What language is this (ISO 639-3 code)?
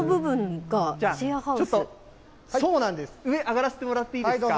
jpn